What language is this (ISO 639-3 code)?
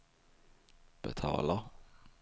swe